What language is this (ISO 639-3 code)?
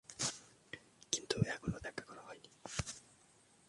ben